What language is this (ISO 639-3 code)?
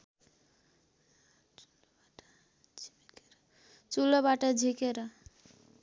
nep